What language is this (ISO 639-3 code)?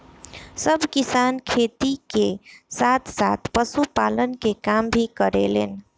bho